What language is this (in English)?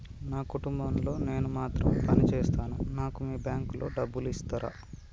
Telugu